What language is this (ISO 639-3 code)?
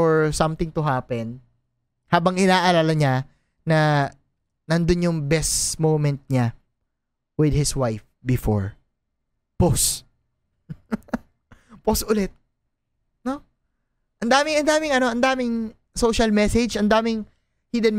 fil